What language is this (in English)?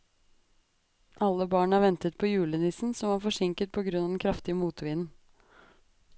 Norwegian